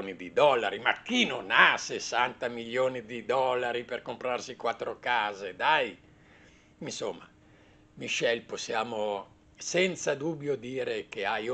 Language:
Italian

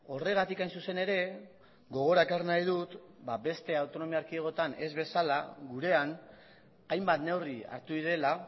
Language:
Basque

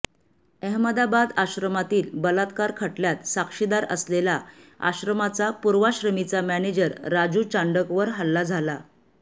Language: Marathi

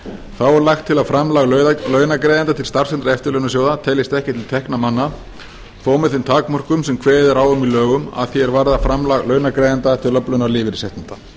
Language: Icelandic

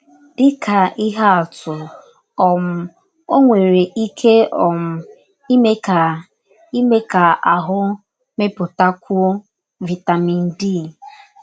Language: Igbo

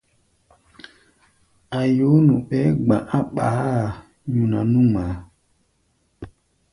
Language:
Gbaya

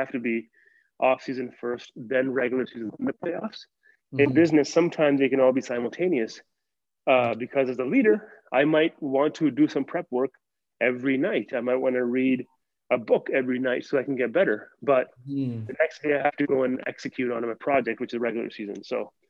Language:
English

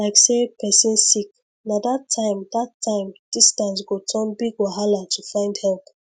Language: Nigerian Pidgin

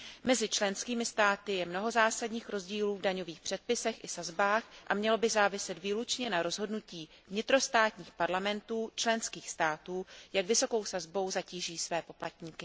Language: Czech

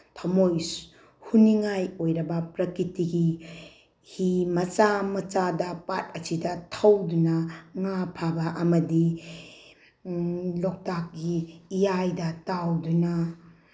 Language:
Manipuri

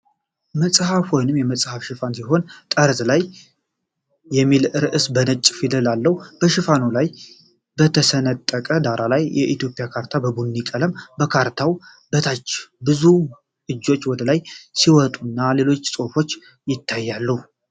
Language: Amharic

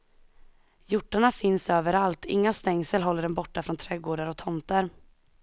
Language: Swedish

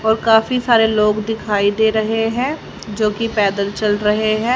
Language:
Hindi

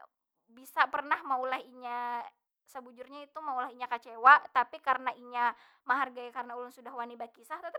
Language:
Banjar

